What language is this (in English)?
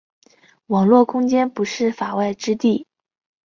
Chinese